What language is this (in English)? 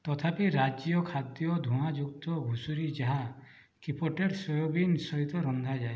Odia